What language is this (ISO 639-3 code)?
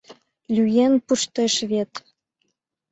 chm